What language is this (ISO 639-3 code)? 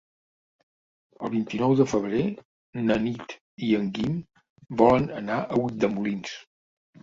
cat